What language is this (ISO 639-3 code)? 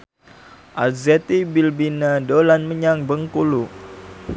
jav